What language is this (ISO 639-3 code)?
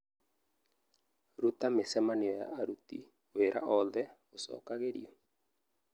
kik